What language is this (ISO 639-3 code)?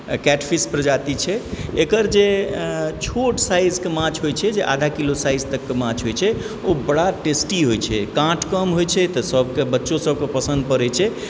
mai